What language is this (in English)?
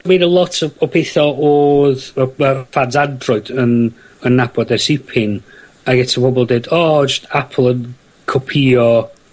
Welsh